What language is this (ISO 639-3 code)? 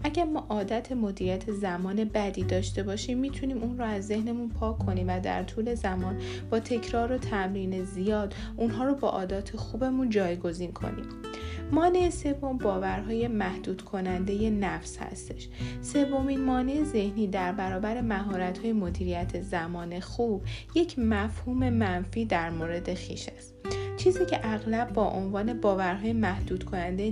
fas